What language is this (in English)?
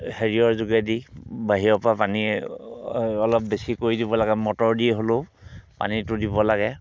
Assamese